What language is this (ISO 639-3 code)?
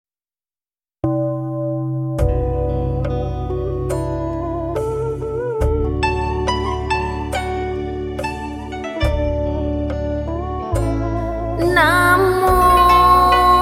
vie